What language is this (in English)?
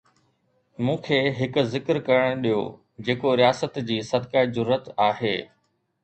Sindhi